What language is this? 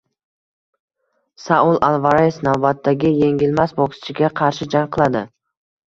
Uzbek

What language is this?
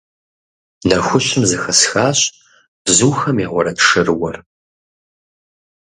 Kabardian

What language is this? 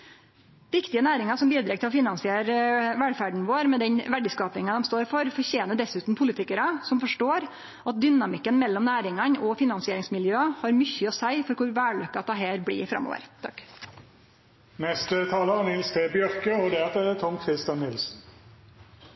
Norwegian Nynorsk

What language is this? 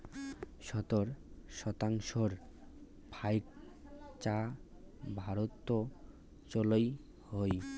Bangla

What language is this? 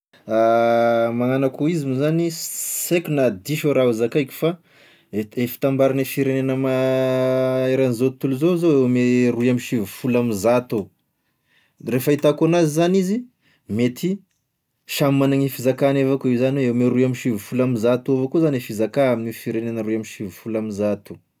Tesaka Malagasy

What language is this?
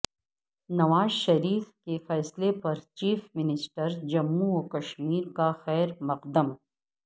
Urdu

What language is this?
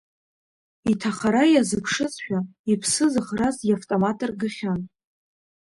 Abkhazian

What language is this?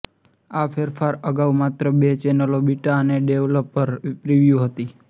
Gujarati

